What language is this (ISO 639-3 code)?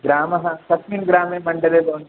san